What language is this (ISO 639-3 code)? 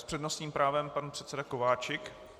ces